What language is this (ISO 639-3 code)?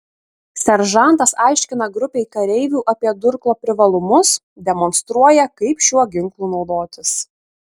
lit